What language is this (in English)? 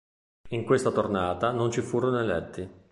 Italian